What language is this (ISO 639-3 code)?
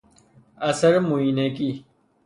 fas